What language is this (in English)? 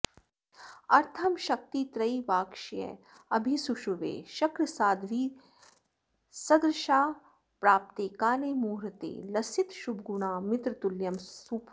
Sanskrit